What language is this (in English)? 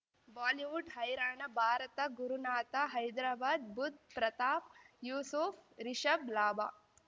Kannada